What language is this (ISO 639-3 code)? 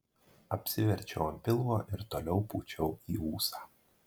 lit